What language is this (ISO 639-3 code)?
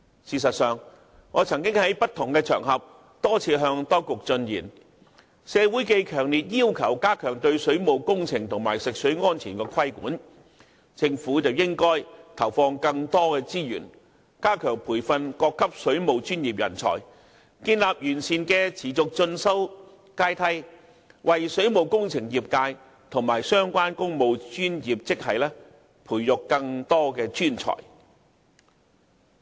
yue